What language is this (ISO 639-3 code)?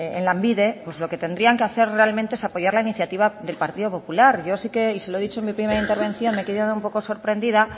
spa